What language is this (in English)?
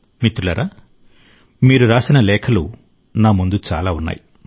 Telugu